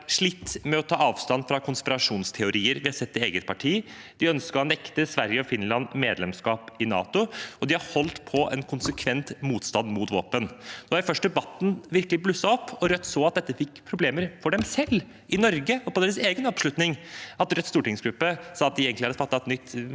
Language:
Norwegian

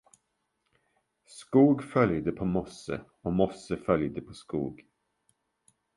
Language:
Swedish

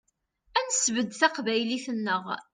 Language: Kabyle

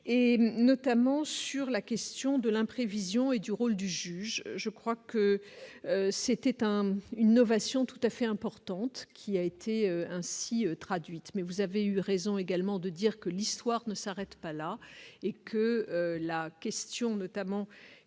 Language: French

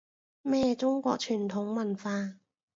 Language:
Cantonese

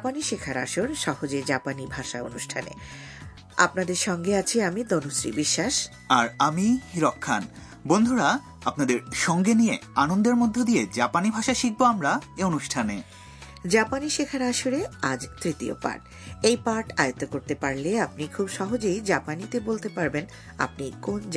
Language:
Bangla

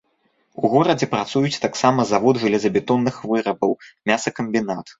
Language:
Belarusian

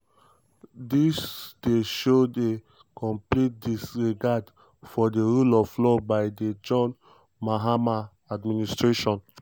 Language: Nigerian Pidgin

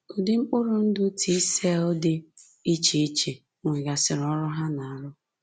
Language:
Igbo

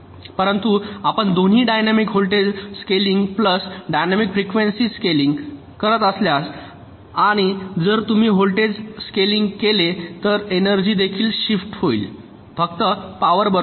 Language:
Marathi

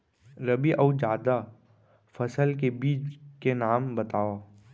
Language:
Chhattisgarhi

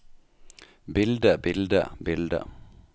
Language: Norwegian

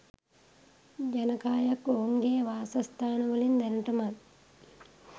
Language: Sinhala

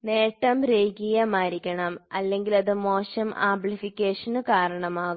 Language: Malayalam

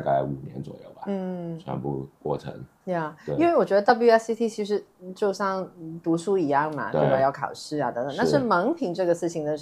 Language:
Chinese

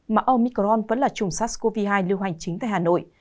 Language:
Vietnamese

